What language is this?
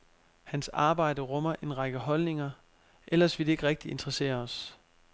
Danish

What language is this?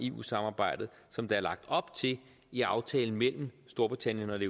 Danish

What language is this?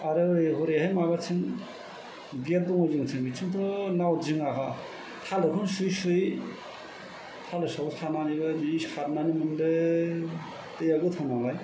Bodo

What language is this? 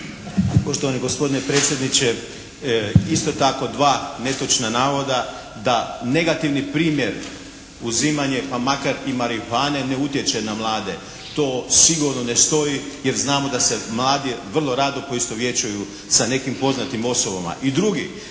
Croatian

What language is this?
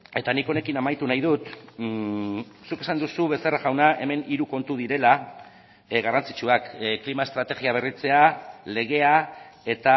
Basque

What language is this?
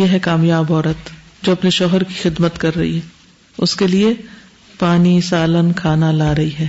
Urdu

